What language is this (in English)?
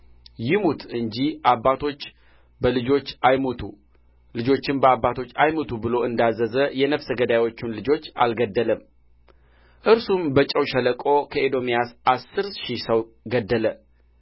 Amharic